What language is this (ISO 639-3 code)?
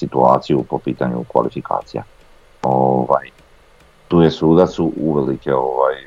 hrv